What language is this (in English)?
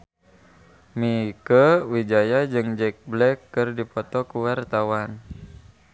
Sundanese